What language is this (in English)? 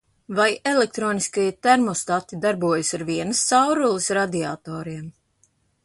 Latvian